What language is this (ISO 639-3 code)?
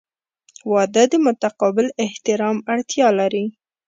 pus